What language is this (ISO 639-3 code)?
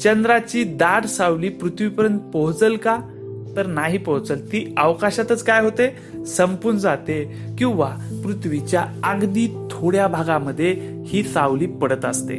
mar